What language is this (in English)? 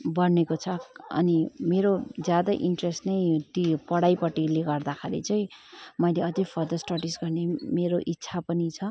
Nepali